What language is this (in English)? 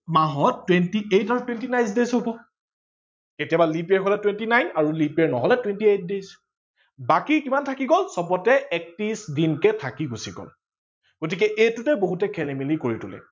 Assamese